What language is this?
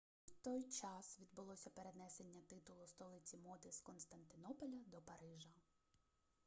Ukrainian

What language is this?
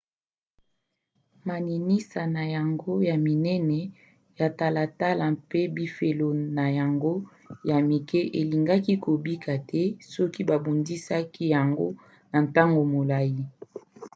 Lingala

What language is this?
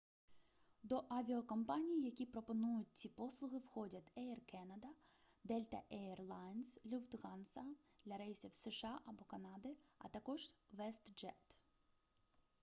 Ukrainian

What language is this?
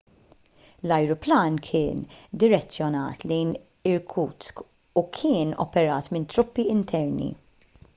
Maltese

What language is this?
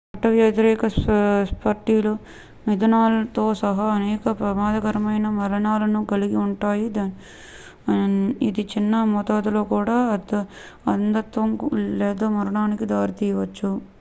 Telugu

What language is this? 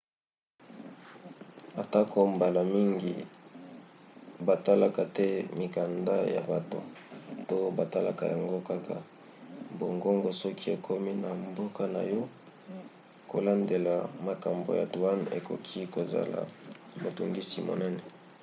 Lingala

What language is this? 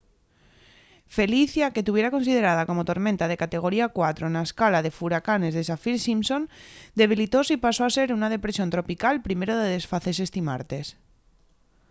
Asturian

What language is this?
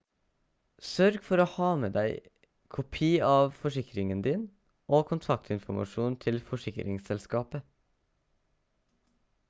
Norwegian Bokmål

